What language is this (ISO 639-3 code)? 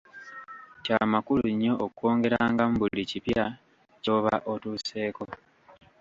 lug